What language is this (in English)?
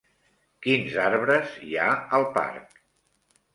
Catalan